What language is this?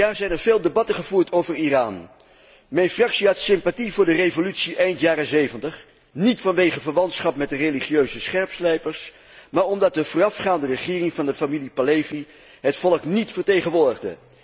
Dutch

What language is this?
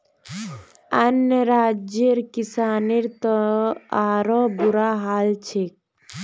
Magahi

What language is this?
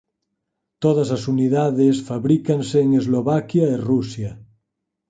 Galician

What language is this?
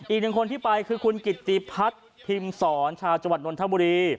Thai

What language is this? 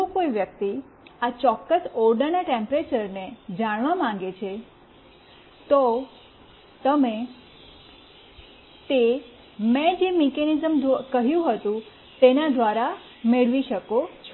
Gujarati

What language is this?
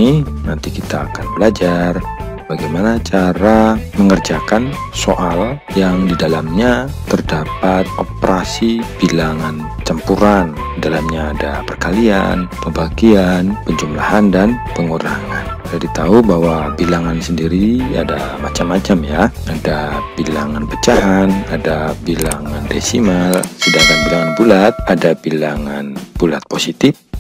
Indonesian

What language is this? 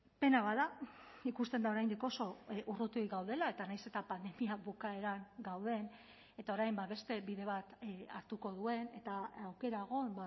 Basque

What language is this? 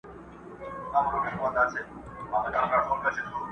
Pashto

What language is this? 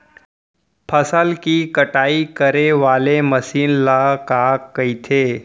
Chhattisgarhi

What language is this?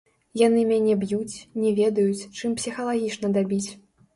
Belarusian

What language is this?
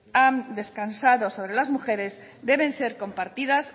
Spanish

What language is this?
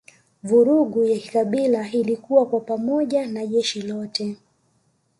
Swahili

